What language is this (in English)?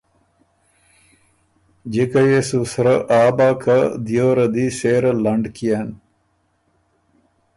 Ormuri